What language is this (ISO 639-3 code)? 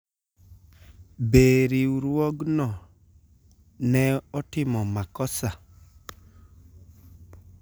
luo